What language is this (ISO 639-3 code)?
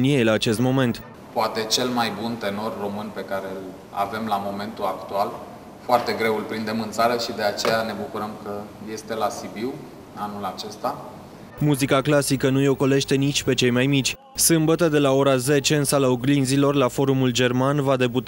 ron